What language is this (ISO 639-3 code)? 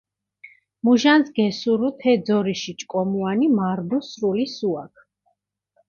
xmf